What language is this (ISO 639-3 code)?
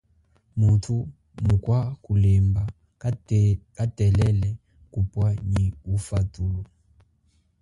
cjk